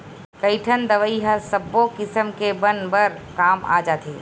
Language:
Chhattisgarhi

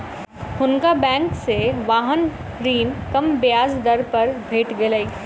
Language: Maithili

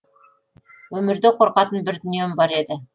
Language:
Kazakh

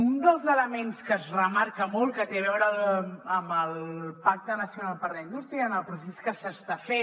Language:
Catalan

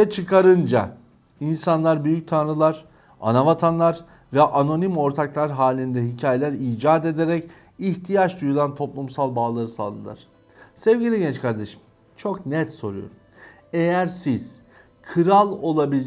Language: Turkish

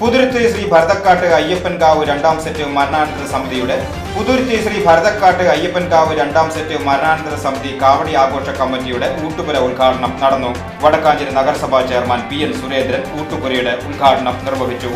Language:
Malayalam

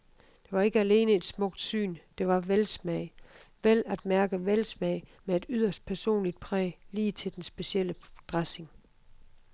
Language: Danish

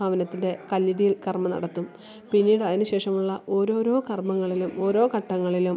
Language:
Malayalam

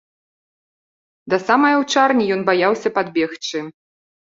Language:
Belarusian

